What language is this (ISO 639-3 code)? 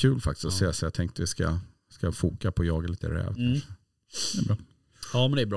swe